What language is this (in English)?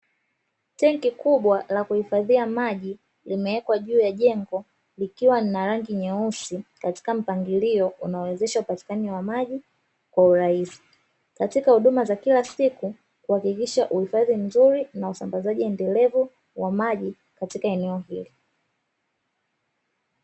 Swahili